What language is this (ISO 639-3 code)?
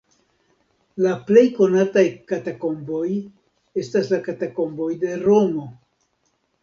epo